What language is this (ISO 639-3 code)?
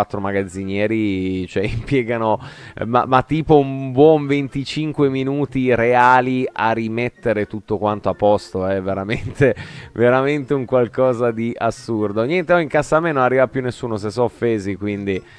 ita